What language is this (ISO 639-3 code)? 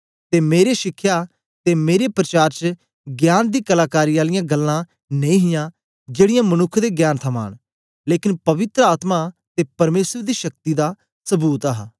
doi